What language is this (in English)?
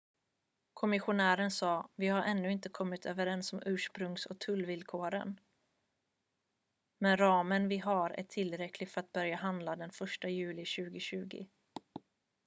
Swedish